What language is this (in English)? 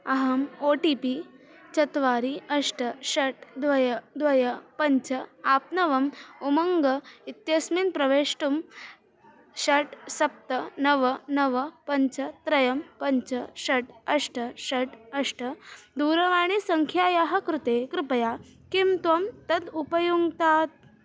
Sanskrit